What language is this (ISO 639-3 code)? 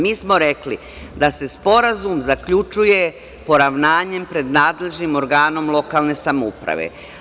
srp